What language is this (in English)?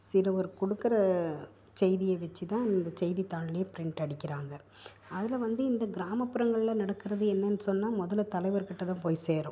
Tamil